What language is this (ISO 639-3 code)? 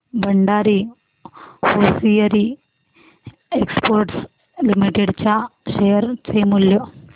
mar